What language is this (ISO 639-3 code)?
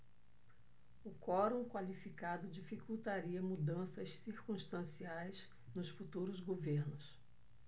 por